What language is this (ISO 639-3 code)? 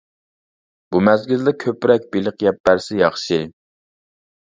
uig